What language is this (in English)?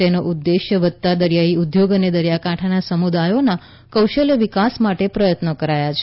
Gujarati